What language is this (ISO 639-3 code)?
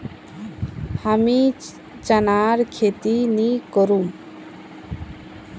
mag